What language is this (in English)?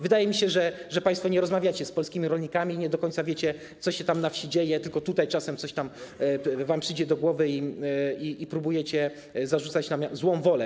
Polish